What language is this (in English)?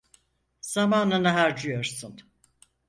Turkish